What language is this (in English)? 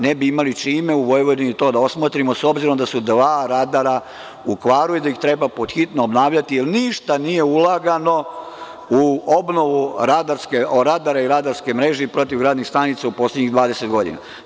Serbian